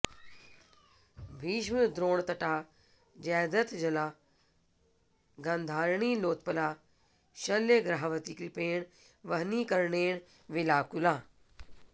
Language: Sanskrit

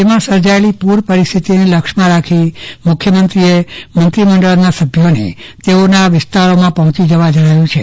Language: Gujarati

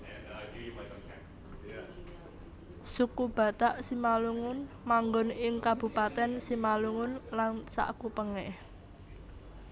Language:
Javanese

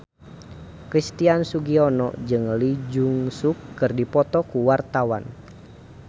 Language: Sundanese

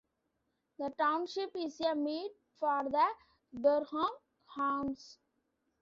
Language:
English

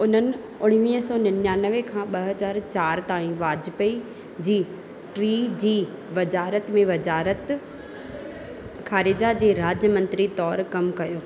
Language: Sindhi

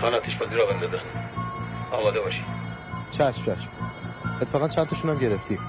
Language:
Persian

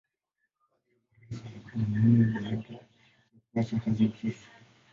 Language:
Swahili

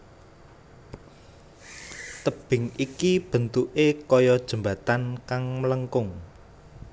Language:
Javanese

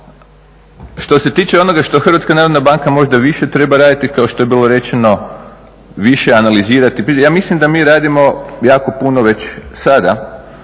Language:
Croatian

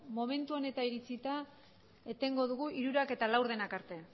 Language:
Basque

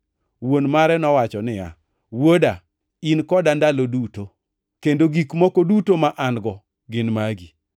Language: Luo (Kenya and Tanzania)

